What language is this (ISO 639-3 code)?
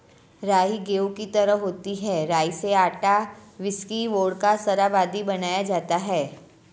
hin